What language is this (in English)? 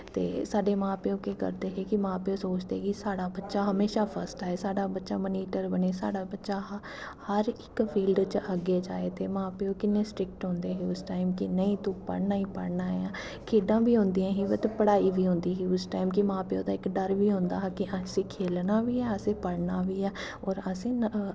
Dogri